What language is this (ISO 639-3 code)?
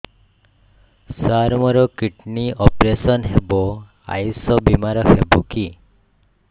ori